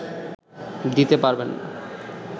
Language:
Bangla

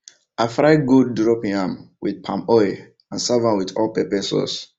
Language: Nigerian Pidgin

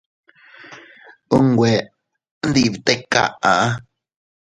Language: Teutila Cuicatec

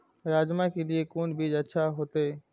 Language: Maithili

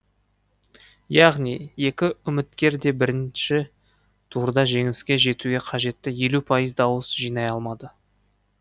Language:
Kazakh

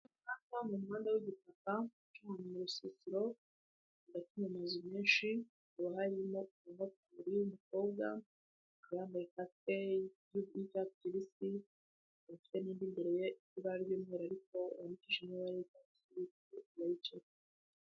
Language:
Kinyarwanda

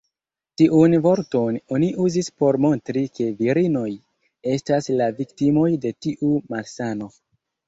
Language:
Esperanto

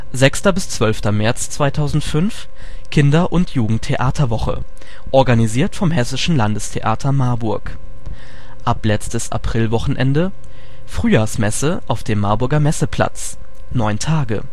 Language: German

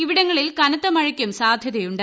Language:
Malayalam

